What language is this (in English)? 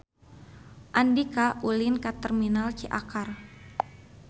Sundanese